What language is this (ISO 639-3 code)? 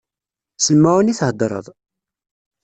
kab